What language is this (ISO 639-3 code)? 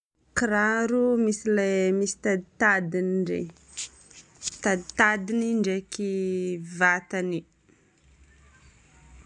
bmm